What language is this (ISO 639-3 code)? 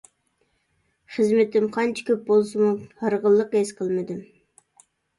uig